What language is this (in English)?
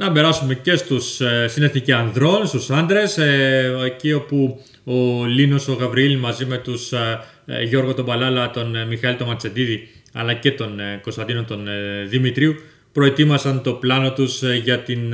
Greek